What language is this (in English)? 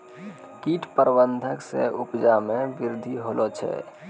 Maithili